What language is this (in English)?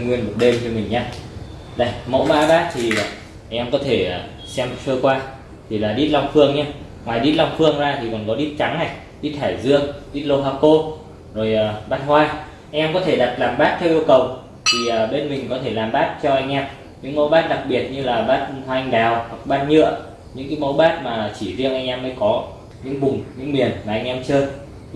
Vietnamese